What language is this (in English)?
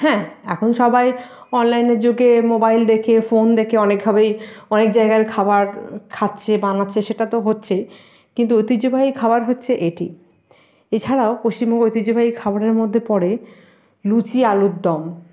Bangla